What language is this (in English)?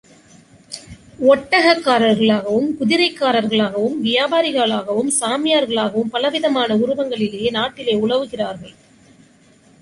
Tamil